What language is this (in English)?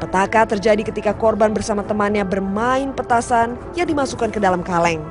Indonesian